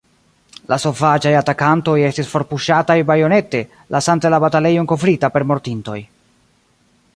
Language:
Esperanto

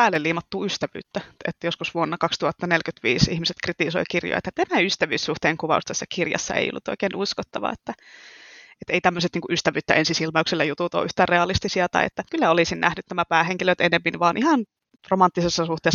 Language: Finnish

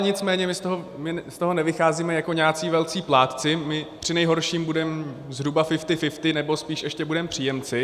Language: Czech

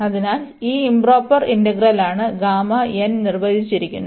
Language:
Malayalam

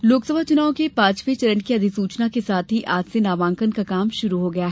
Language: Hindi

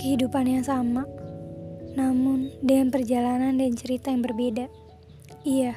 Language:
Indonesian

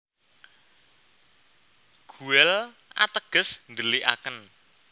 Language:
Javanese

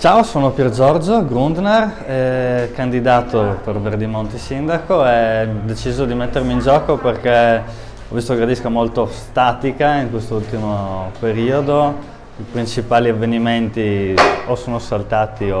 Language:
Italian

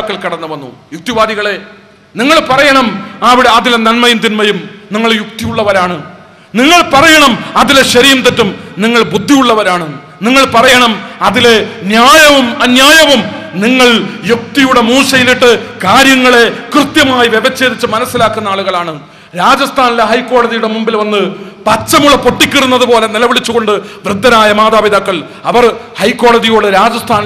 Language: Malayalam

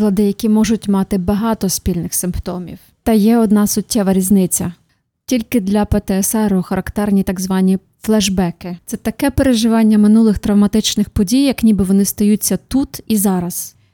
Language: Ukrainian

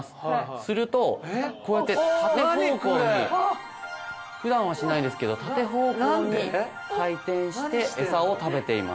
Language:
Japanese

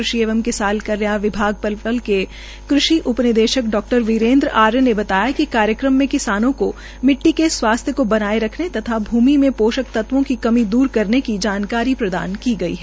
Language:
Hindi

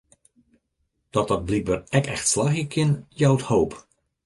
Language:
Western Frisian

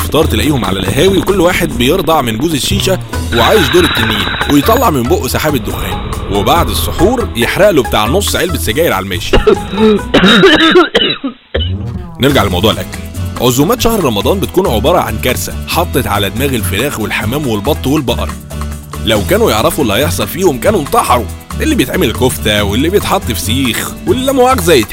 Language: Arabic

